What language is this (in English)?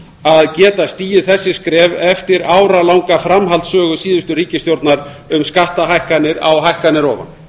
Icelandic